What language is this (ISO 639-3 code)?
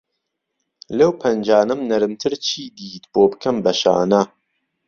ckb